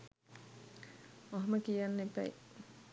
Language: Sinhala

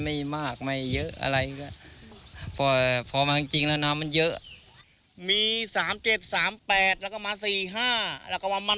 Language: Thai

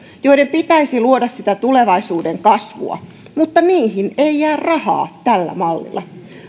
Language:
Finnish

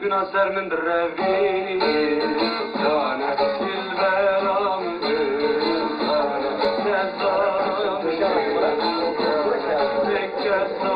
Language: Arabic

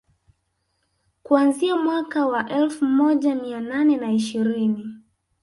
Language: Swahili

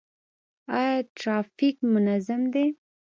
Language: Pashto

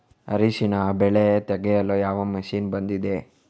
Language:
Kannada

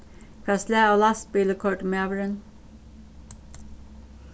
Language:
Faroese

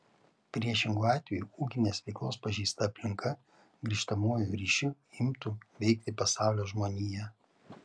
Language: Lithuanian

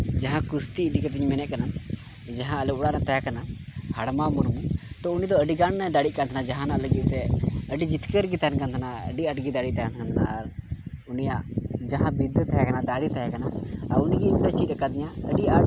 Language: Santali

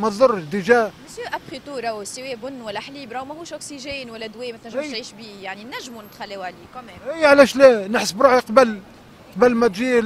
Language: Arabic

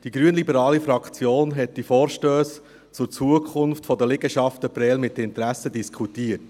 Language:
Swiss German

